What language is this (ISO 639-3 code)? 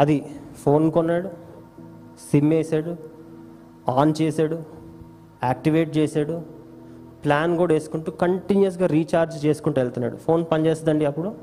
tel